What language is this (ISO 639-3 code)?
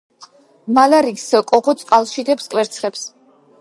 kat